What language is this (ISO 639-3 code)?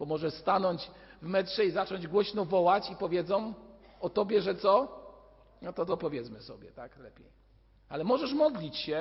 pol